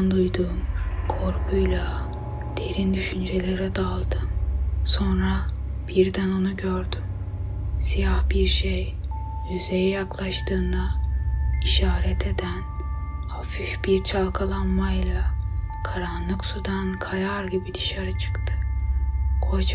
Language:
Turkish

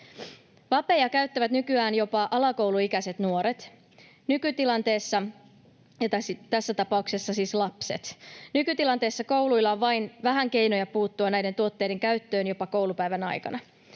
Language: Finnish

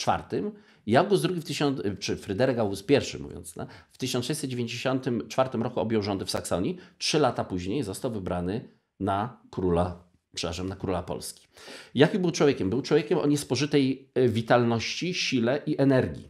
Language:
Polish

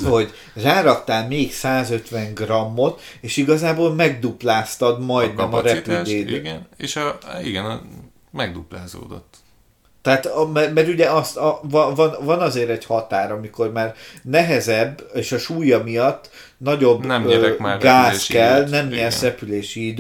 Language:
Hungarian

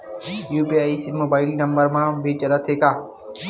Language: Chhattisgarhi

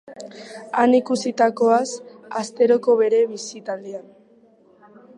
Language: Basque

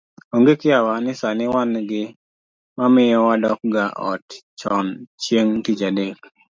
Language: Luo (Kenya and Tanzania)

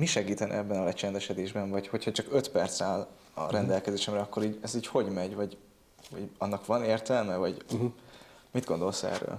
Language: Hungarian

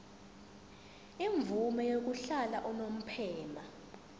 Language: Zulu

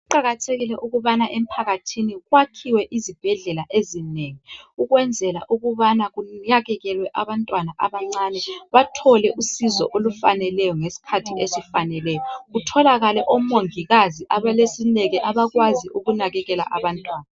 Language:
North Ndebele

